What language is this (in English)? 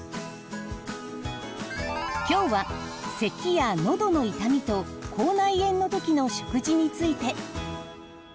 Japanese